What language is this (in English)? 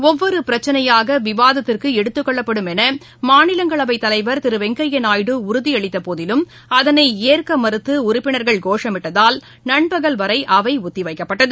Tamil